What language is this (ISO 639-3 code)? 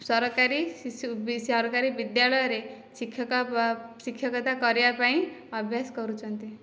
ori